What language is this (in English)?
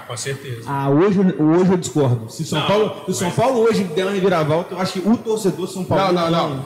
Portuguese